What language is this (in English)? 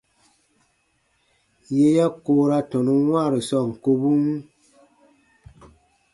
Baatonum